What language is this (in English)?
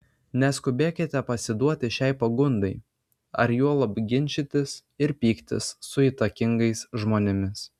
Lithuanian